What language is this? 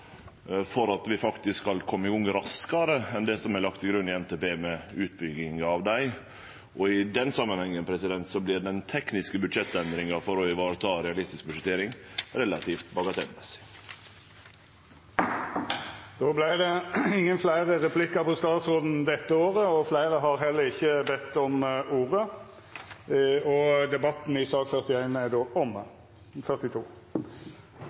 Norwegian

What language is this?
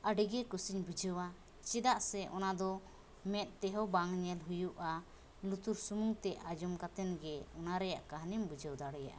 Santali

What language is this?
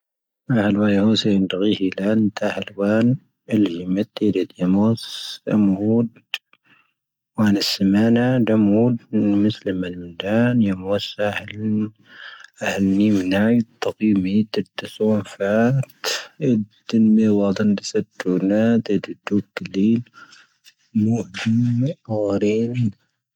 Tahaggart Tamahaq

